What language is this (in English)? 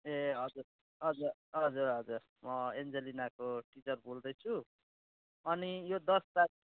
Nepali